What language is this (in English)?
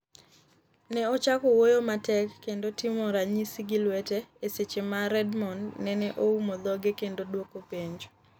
Luo (Kenya and Tanzania)